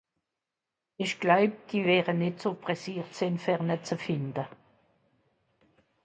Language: Swiss German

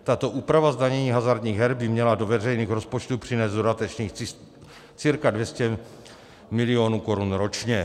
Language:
Czech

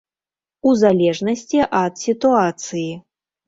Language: Belarusian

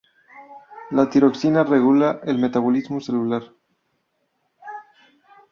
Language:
Spanish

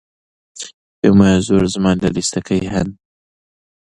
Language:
Central Kurdish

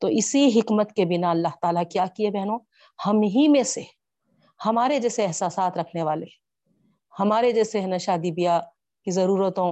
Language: Urdu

